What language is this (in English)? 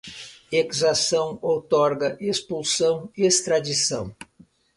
Portuguese